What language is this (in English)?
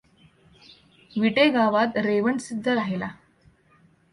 Marathi